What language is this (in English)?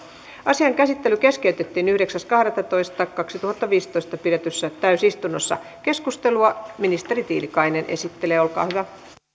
Finnish